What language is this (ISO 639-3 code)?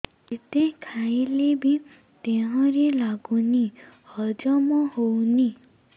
ori